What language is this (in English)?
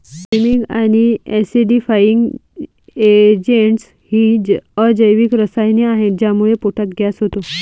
Marathi